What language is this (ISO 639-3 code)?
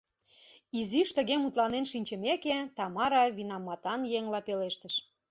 chm